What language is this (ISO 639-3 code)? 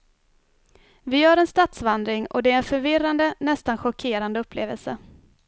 swe